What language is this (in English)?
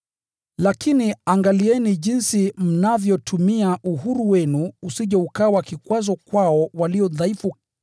Swahili